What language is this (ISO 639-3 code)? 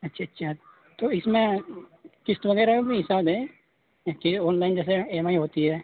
urd